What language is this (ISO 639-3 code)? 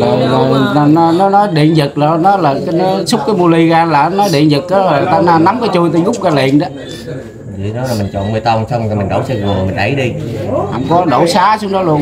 vie